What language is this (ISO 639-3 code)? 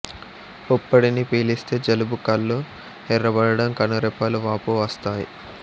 tel